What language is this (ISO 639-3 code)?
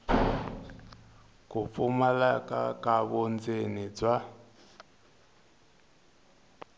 tso